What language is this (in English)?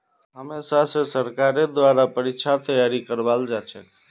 Magahi